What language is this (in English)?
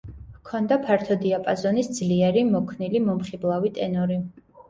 Georgian